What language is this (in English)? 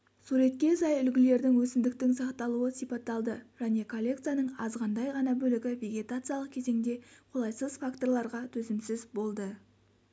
Kazakh